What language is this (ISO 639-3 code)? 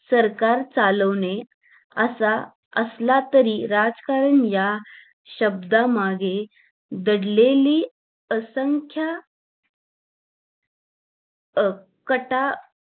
mar